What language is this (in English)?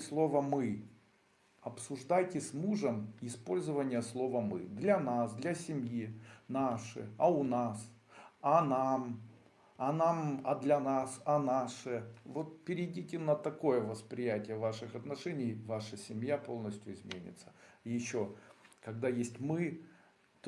Russian